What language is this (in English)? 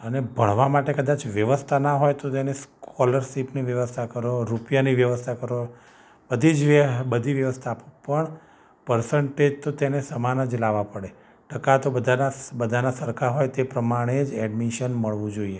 Gujarati